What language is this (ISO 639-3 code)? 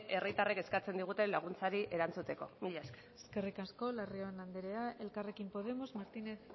eus